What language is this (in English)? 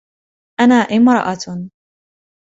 Arabic